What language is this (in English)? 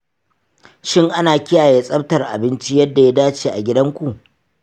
Hausa